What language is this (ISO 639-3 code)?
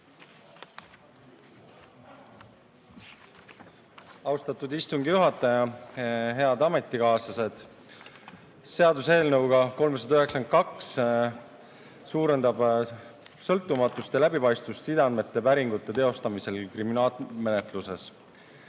est